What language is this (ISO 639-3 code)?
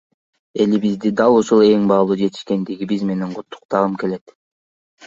kir